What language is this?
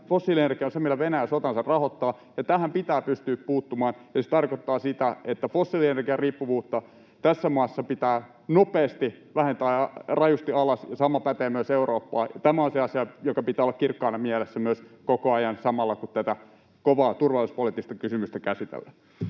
Finnish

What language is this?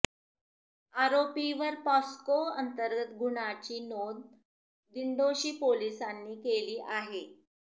Marathi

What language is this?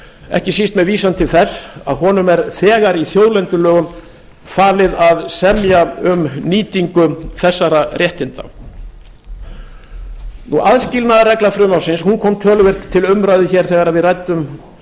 Icelandic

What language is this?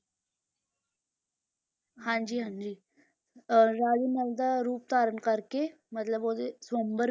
Punjabi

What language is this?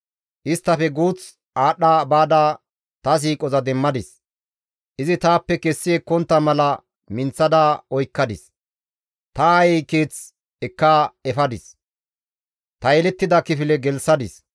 Gamo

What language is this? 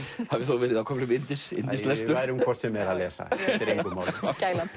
Icelandic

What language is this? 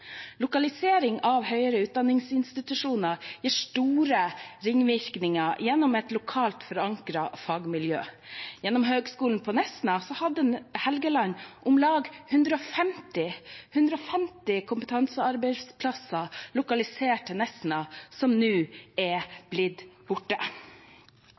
Norwegian Bokmål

